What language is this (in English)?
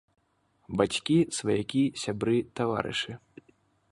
Belarusian